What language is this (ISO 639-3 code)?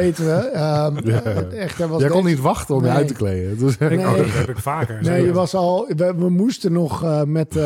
nld